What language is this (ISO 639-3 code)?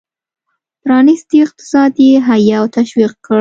pus